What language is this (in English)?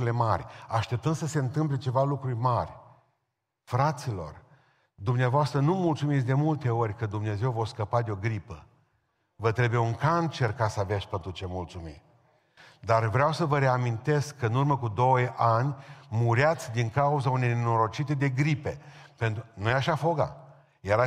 Romanian